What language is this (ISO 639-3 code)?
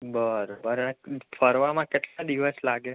guj